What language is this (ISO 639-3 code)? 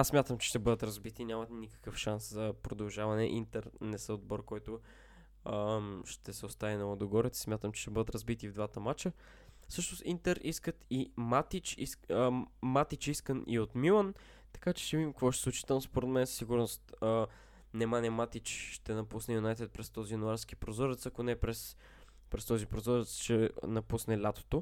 bul